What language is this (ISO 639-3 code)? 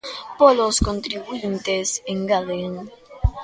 glg